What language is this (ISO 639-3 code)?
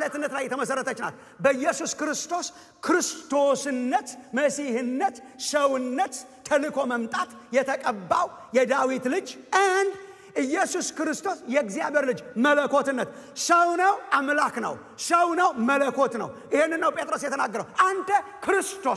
ind